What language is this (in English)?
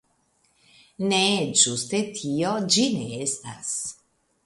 Esperanto